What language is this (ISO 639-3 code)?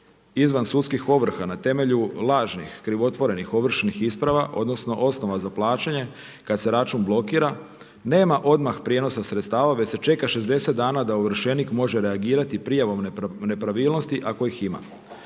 hrv